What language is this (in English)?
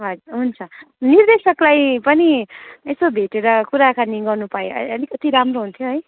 Nepali